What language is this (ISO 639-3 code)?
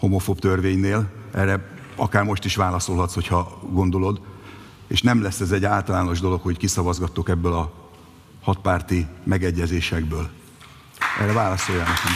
hun